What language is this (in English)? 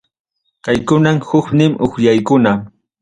Ayacucho Quechua